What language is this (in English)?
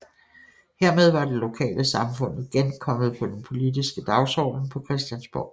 Danish